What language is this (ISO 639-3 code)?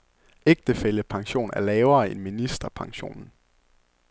dan